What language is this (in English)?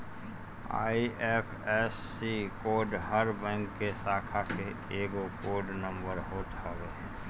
Bhojpuri